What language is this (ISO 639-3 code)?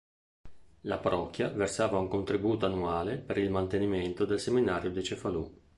ita